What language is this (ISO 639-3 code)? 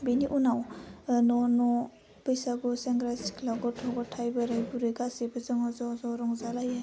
brx